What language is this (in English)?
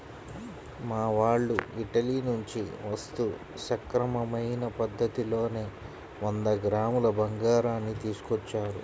Telugu